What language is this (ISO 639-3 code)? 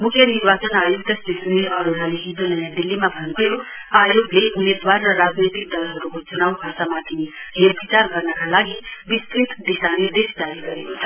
nep